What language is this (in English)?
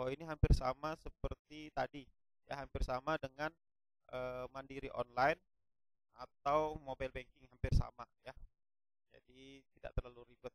Indonesian